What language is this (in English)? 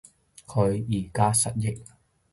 Cantonese